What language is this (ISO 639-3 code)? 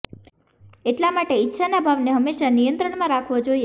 guj